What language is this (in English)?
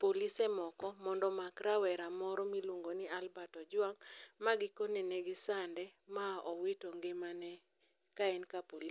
Luo (Kenya and Tanzania)